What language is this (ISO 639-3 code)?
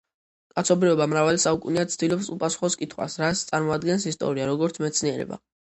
kat